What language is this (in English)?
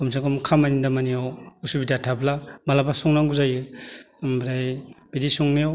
Bodo